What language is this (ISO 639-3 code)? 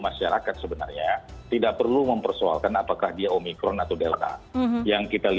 ind